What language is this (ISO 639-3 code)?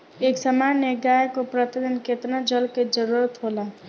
bho